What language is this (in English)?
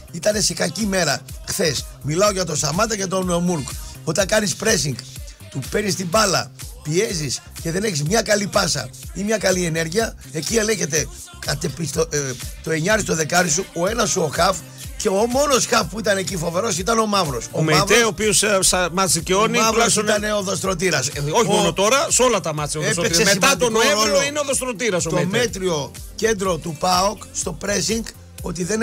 Greek